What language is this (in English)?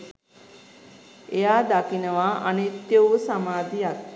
Sinhala